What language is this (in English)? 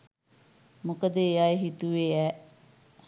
Sinhala